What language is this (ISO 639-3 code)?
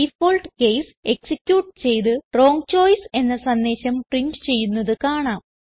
mal